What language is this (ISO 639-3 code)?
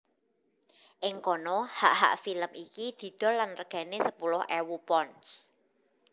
jav